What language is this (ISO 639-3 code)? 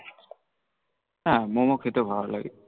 ben